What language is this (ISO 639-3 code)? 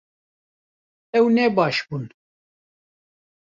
kur